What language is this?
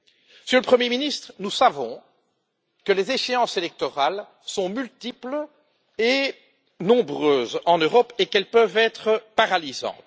French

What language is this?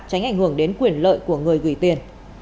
Vietnamese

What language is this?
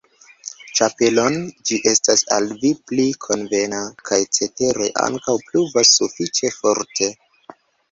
Esperanto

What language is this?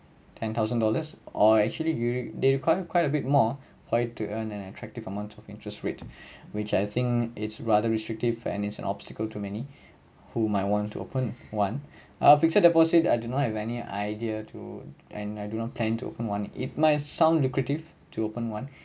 English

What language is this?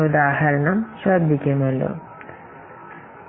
Malayalam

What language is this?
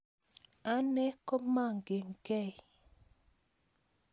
Kalenjin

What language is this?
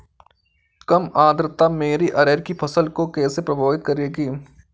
Hindi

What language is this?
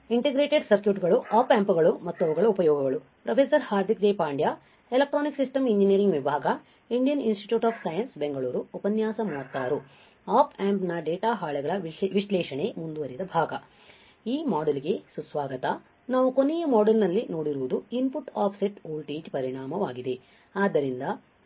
Kannada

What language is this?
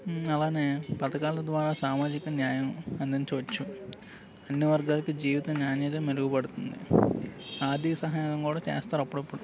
Telugu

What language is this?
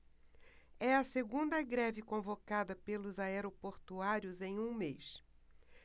Portuguese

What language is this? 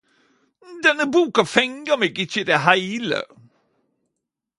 Norwegian Nynorsk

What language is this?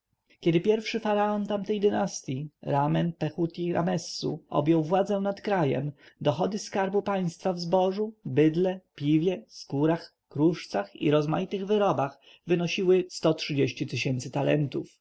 Polish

